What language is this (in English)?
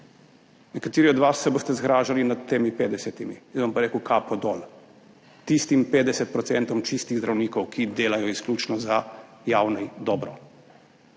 Slovenian